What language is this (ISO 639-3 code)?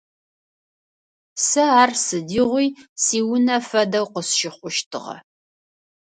ady